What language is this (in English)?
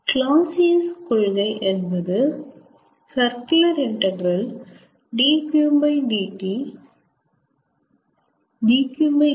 Tamil